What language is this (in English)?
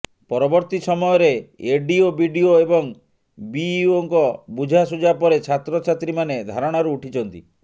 Odia